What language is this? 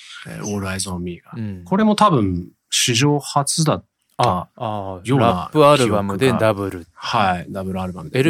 Japanese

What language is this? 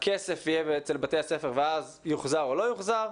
Hebrew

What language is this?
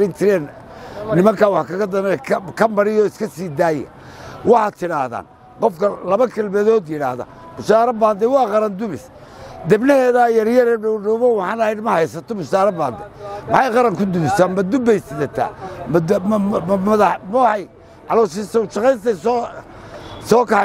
Arabic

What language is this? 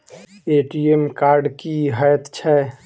Maithili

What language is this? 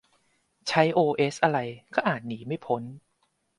Thai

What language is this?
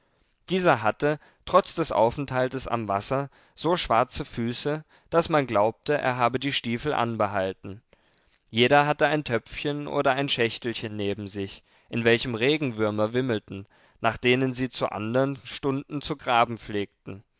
German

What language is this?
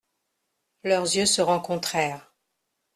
French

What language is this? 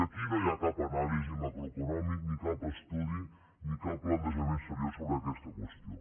Catalan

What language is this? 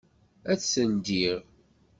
Kabyle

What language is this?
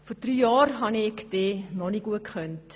Swiss German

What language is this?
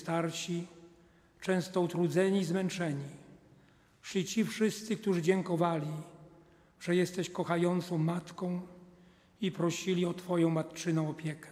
Polish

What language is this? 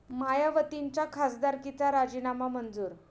Marathi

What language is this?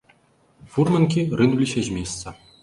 Belarusian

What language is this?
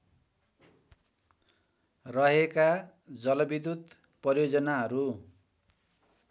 Nepali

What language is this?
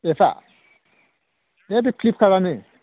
Bodo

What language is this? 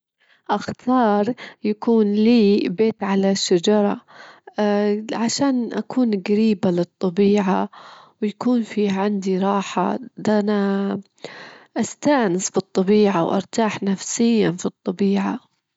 Gulf Arabic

